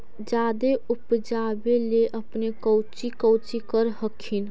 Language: Magahi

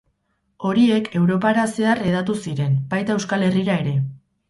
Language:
Basque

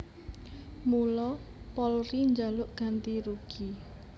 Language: Javanese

